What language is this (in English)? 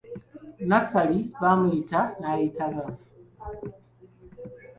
Ganda